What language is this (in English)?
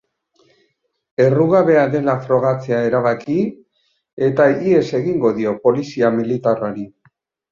Basque